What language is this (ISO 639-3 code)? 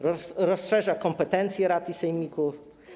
pol